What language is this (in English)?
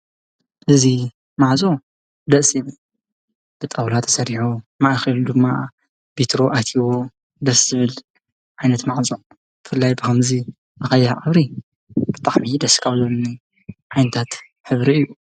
Tigrinya